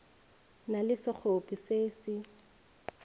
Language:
Northern Sotho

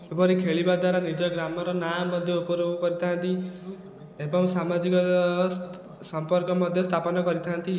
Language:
Odia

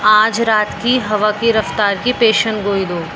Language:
Urdu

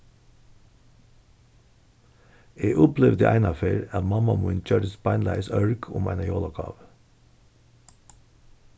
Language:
Faroese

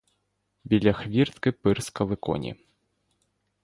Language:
Ukrainian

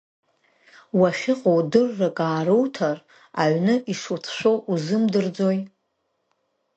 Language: Abkhazian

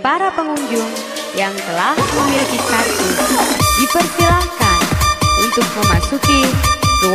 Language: Indonesian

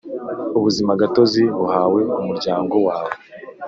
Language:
Kinyarwanda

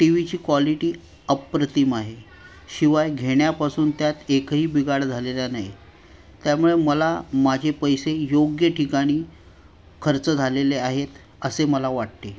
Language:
Marathi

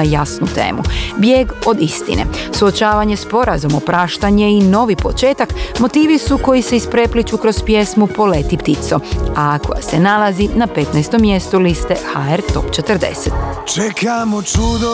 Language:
Croatian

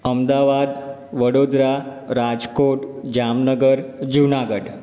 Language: Gujarati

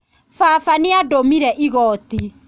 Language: Kikuyu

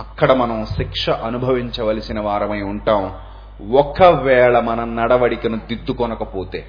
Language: Telugu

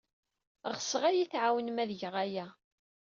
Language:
Kabyle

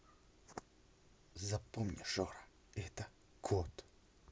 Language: Russian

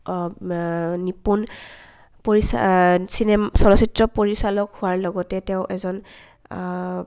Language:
Assamese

